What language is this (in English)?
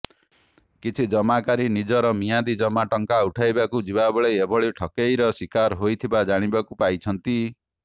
Odia